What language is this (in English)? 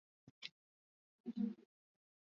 Swahili